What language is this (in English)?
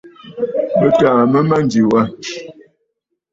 Bafut